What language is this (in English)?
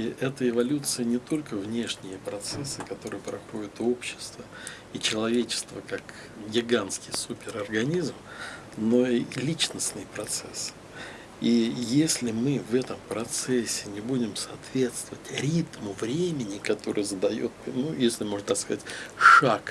Russian